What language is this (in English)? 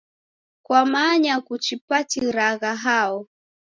Taita